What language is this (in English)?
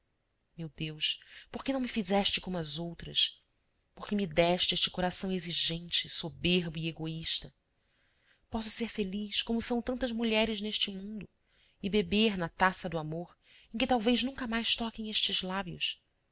Portuguese